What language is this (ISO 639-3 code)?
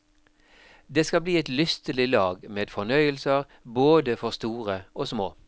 nor